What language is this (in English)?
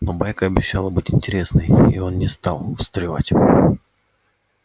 Russian